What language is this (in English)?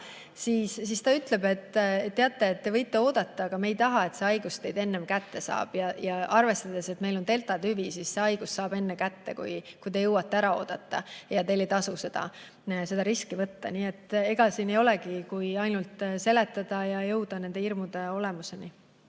Estonian